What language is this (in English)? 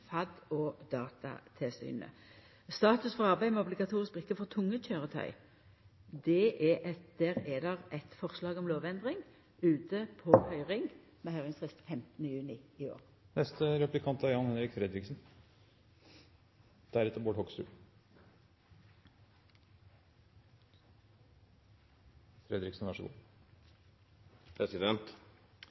Norwegian